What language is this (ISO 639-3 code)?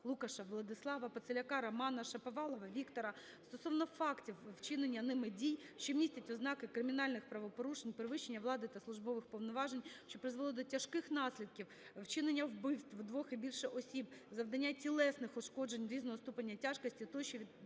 ukr